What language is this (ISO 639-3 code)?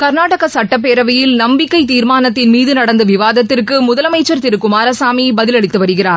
tam